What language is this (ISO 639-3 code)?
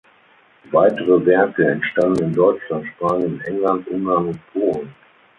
deu